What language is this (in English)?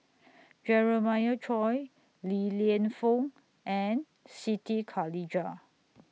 English